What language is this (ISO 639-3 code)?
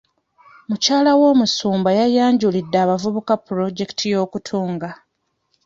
lug